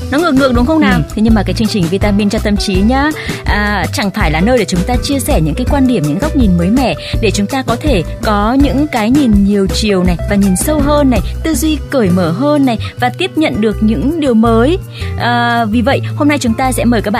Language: Vietnamese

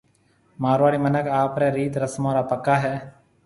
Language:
Marwari (Pakistan)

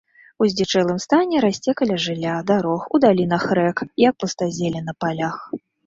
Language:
Belarusian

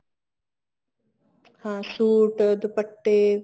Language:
Punjabi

